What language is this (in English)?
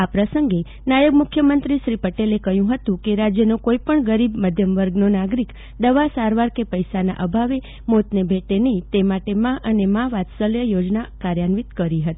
Gujarati